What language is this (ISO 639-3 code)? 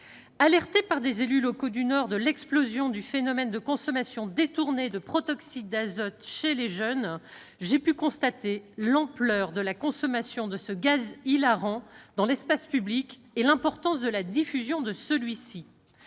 fra